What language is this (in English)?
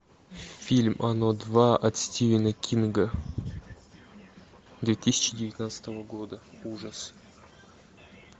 Russian